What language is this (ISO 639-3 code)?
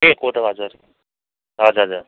nep